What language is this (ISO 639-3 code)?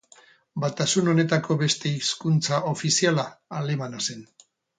eus